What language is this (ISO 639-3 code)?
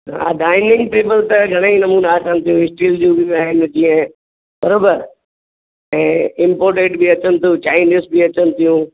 snd